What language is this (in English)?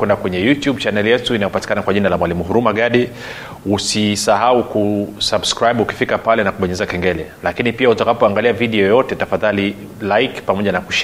Swahili